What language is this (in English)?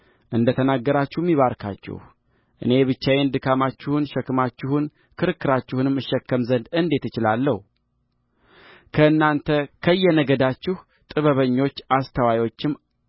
Amharic